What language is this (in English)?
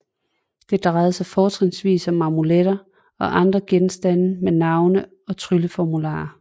Danish